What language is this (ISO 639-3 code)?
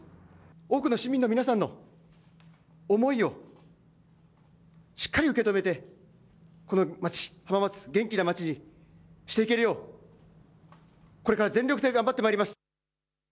jpn